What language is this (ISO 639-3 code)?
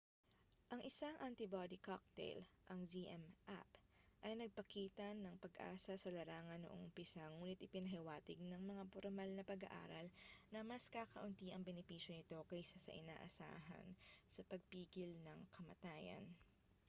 fil